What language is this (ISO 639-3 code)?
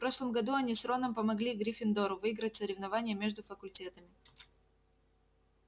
rus